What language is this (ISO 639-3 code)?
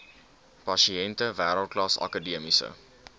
afr